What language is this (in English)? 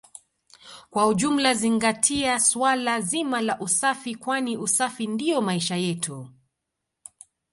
Swahili